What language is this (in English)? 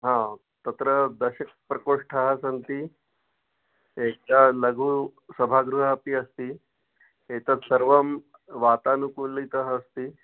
Sanskrit